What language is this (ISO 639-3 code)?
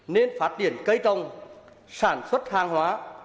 vie